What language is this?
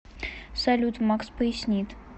Russian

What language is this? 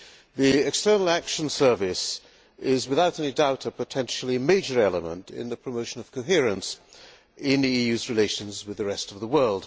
English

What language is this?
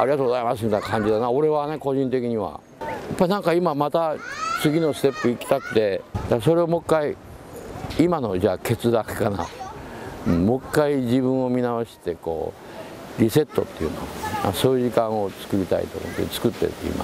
Japanese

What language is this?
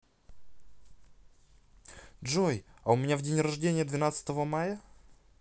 Russian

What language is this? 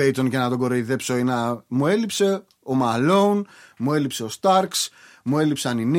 Greek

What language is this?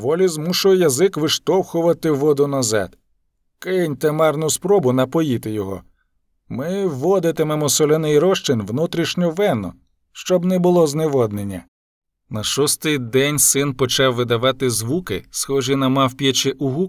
Ukrainian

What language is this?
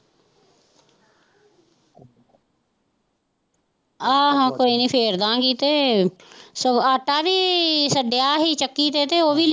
Punjabi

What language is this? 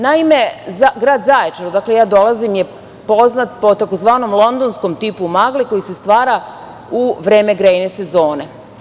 Serbian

